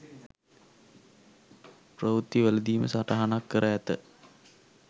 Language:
Sinhala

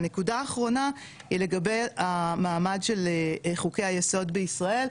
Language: Hebrew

